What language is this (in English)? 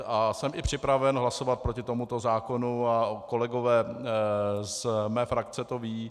Czech